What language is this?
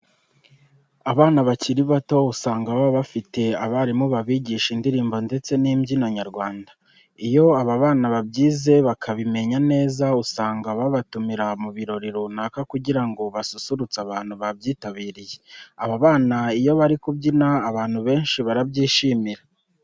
Kinyarwanda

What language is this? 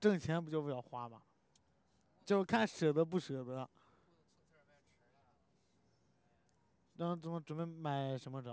Chinese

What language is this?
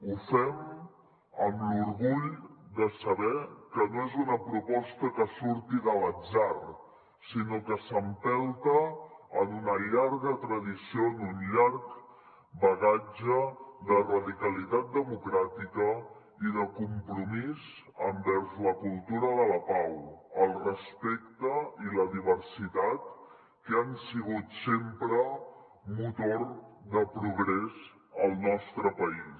Catalan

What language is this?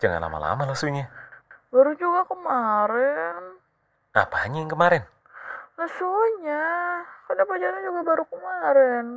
Indonesian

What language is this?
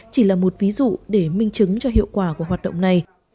Vietnamese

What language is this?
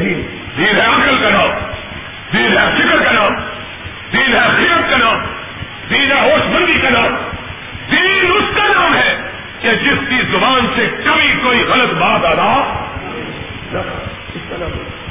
Urdu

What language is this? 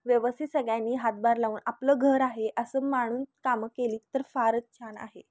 Marathi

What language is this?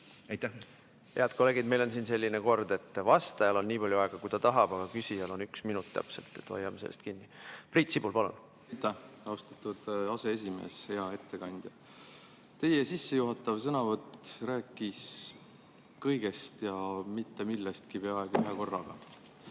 Estonian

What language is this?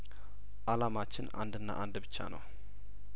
Amharic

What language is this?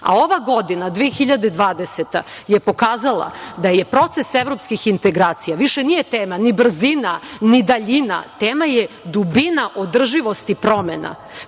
Serbian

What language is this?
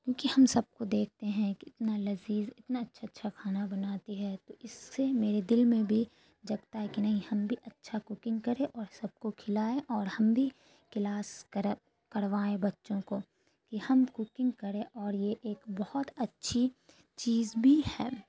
Urdu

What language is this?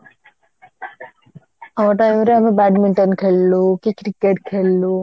Odia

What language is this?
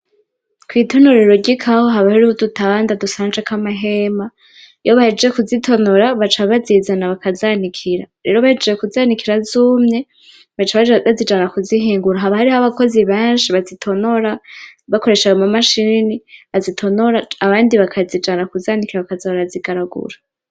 Rundi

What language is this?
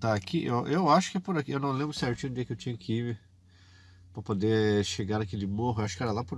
Portuguese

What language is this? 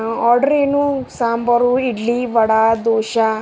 Kannada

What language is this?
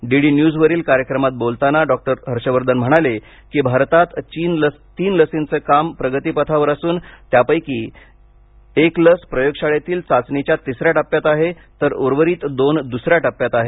Marathi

